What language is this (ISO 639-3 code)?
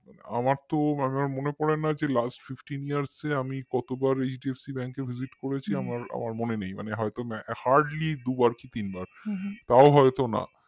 ben